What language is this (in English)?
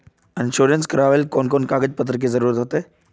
Magahi